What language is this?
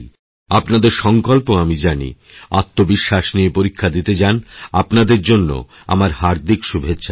Bangla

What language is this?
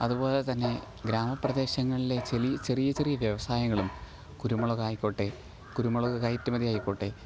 Malayalam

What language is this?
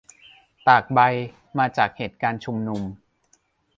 Thai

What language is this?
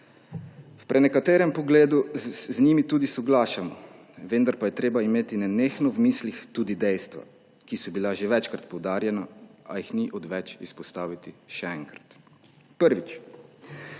Slovenian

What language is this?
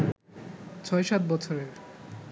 Bangla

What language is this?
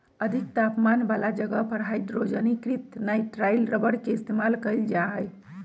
Magahi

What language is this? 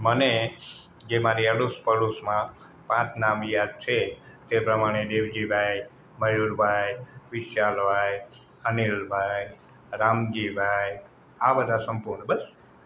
Gujarati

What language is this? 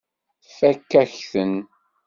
Kabyle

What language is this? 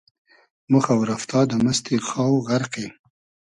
Hazaragi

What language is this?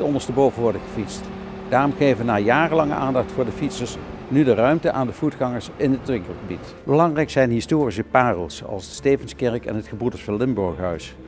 Dutch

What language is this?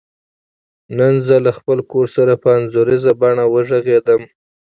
Pashto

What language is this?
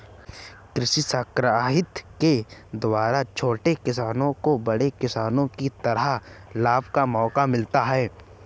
Hindi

